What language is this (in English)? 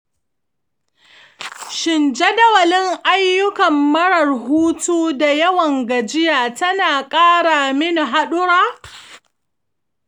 Hausa